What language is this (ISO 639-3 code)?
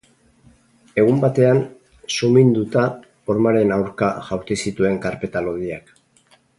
eus